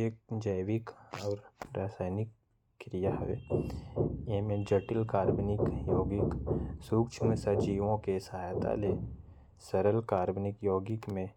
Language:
Korwa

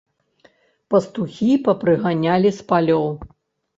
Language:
Belarusian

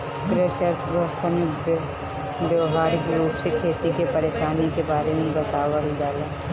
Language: Bhojpuri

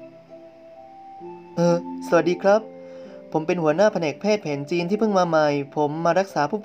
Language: Thai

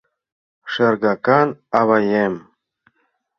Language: Mari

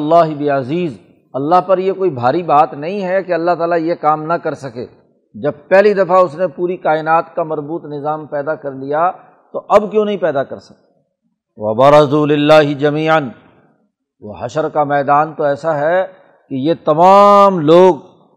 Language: Urdu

